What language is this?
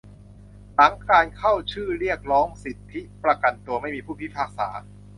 Thai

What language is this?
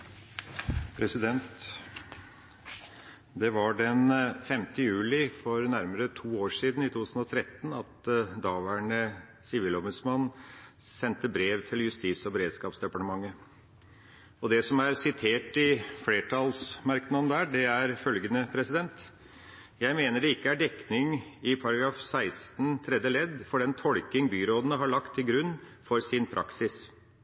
Norwegian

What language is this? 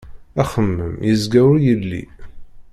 Kabyle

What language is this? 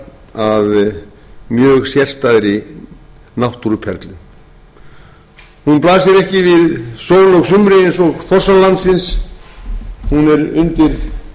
Icelandic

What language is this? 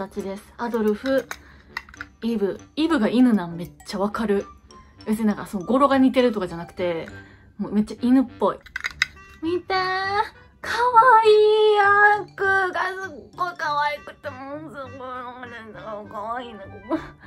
Japanese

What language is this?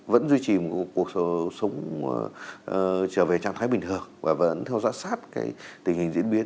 Vietnamese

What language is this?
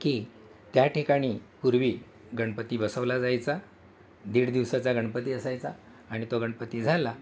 Marathi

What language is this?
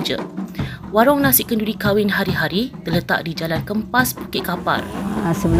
Malay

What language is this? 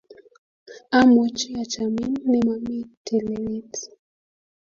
Kalenjin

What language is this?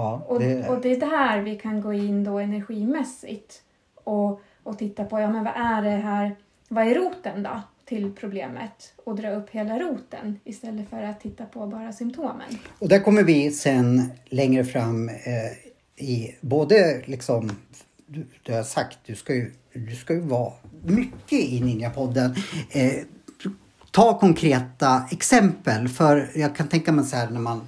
Swedish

